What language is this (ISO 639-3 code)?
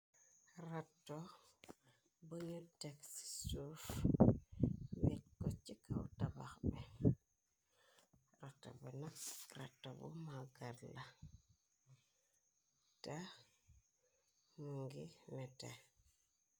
wol